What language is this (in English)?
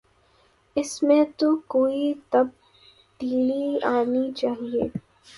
Urdu